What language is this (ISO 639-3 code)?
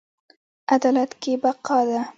pus